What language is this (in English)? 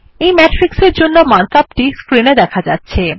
Bangla